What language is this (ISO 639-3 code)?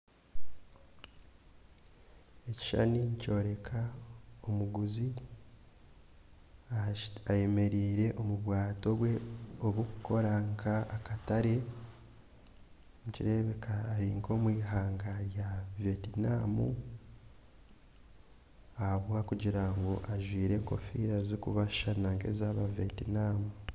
nyn